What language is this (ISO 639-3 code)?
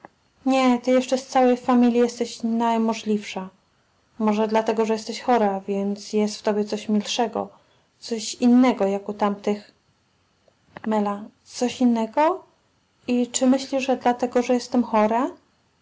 pol